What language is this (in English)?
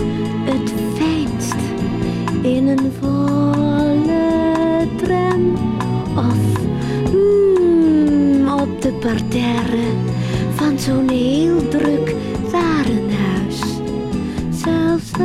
Dutch